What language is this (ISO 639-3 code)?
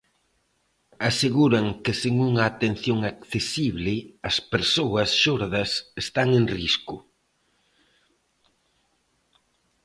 glg